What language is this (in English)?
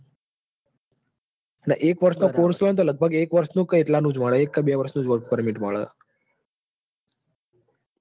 Gujarati